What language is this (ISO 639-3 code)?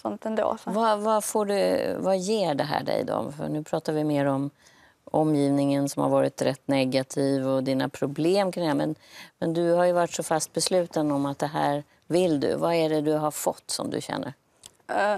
swe